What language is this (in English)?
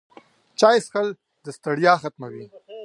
Pashto